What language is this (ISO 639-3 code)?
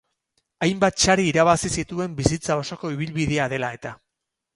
eus